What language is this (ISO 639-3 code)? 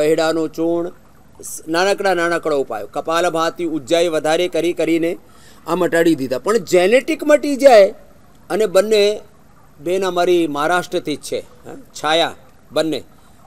hin